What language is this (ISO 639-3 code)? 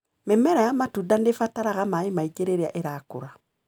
kik